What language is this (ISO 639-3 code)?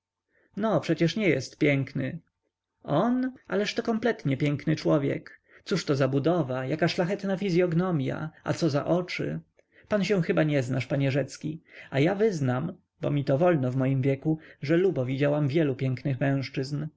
pol